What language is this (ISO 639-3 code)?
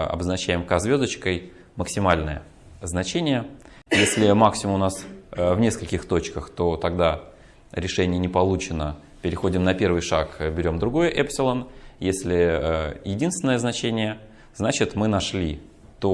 rus